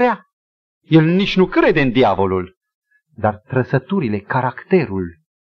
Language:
Romanian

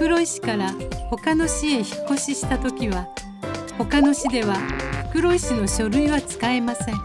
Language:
Japanese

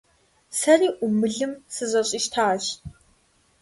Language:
Kabardian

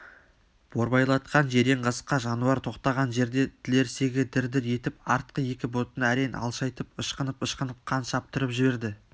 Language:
Kazakh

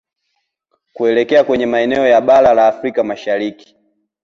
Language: Swahili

